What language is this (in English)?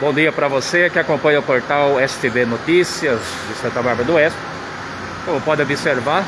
Portuguese